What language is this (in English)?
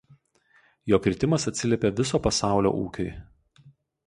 Lithuanian